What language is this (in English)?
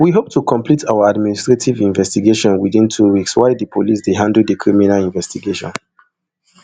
Nigerian Pidgin